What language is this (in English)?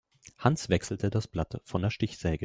German